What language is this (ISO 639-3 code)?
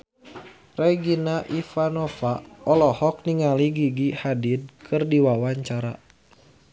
sun